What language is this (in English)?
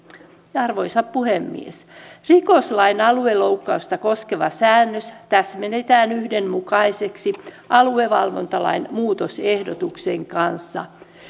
Finnish